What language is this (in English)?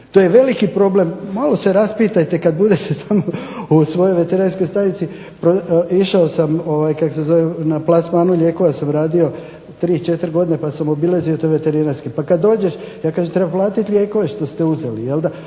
Croatian